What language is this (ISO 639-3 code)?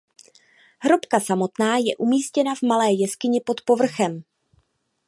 ces